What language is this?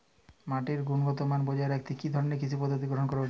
Bangla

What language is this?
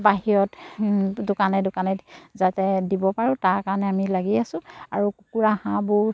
Assamese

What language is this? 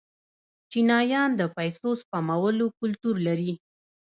Pashto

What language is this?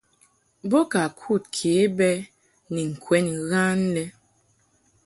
Mungaka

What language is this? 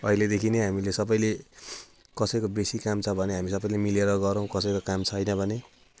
Nepali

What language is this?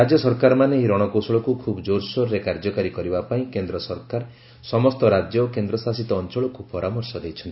Odia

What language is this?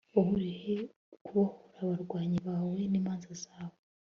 Kinyarwanda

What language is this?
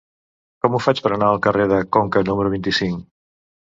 Catalan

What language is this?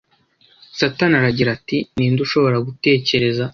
Kinyarwanda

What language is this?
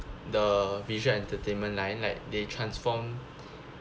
English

